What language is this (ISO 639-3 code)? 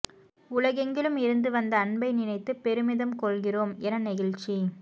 tam